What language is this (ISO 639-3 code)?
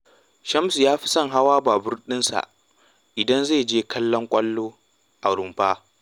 hau